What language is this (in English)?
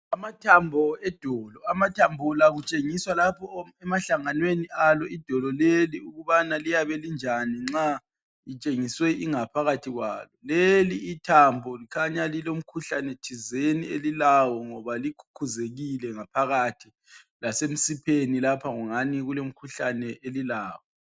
North Ndebele